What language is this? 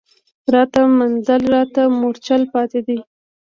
Pashto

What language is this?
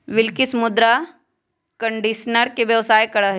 Magahi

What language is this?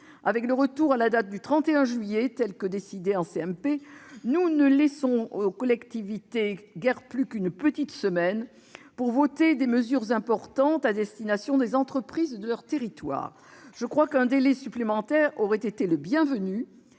French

